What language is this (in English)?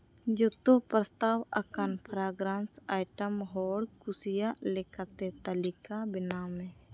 Santali